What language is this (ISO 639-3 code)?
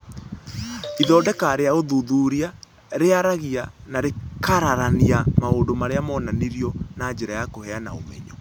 kik